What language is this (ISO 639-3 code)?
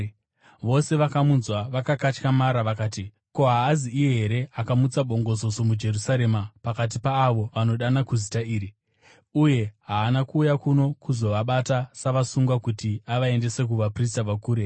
sna